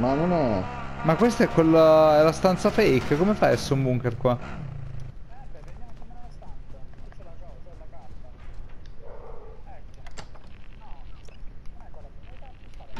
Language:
Italian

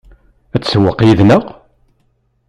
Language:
Kabyle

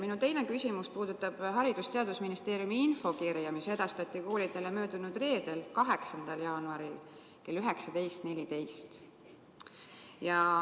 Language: Estonian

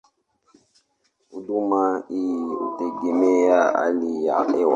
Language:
Swahili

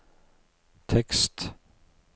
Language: Norwegian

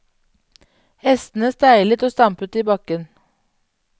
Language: Norwegian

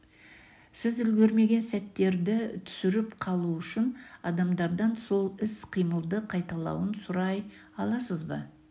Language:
Kazakh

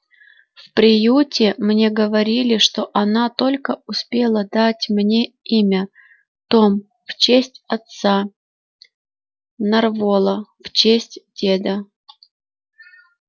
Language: Russian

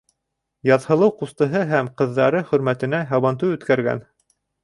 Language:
Bashkir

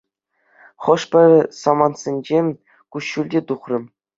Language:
Chuvash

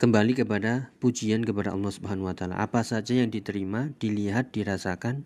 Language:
Indonesian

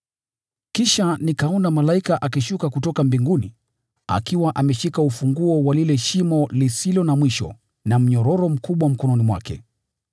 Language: Swahili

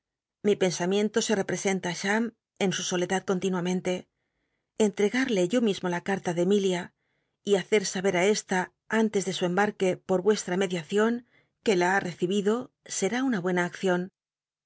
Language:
Spanish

